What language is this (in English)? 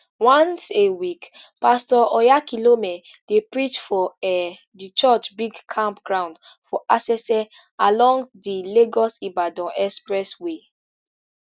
Nigerian Pidgin